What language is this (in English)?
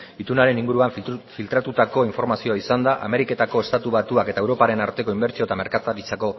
Basque